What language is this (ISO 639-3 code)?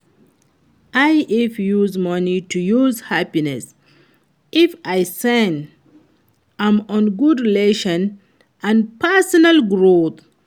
pcm